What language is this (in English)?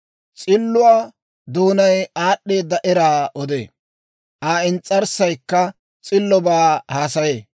Dawro